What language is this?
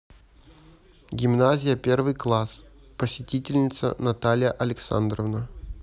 Russian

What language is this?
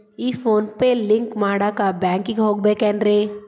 Kannada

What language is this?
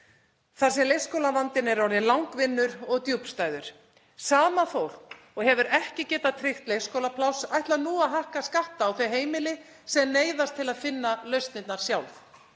Icelandic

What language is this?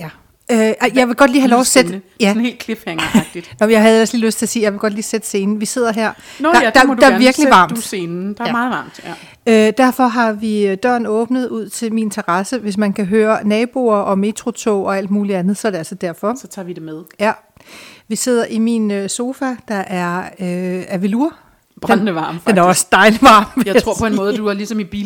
Danish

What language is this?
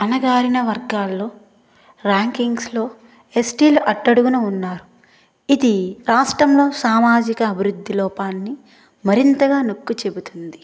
Telugu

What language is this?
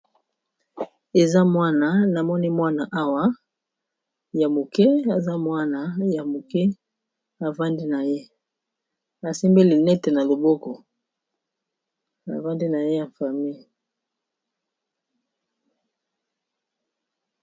Lingala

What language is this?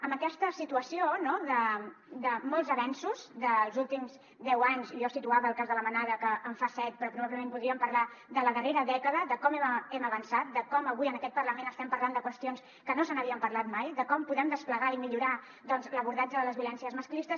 Catalan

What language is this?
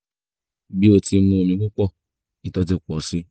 Yoruba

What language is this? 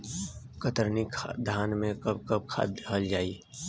Bhojpuri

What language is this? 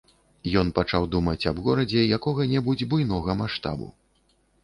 Belarusian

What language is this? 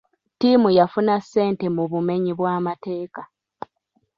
Ganda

